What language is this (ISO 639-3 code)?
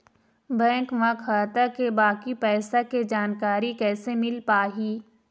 hne